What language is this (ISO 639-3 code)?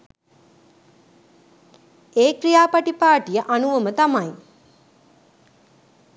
sin